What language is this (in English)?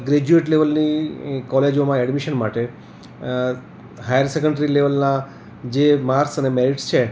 Gujarati